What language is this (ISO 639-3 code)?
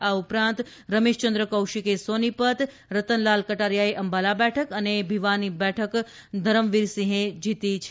guj